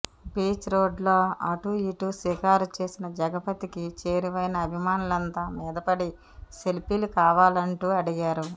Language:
Telugu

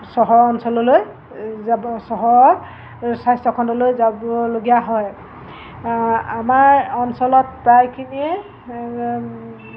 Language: Assamese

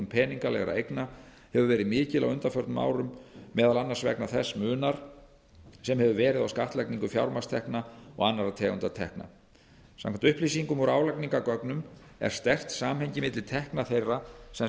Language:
Icelandic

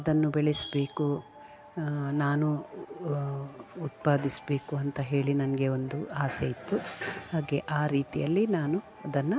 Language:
Kannada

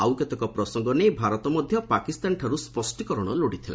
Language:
Odia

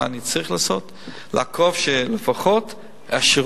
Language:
Hebrew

